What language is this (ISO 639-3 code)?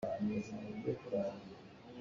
cnh